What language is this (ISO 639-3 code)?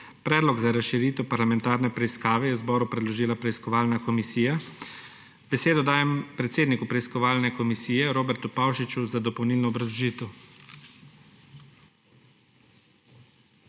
slv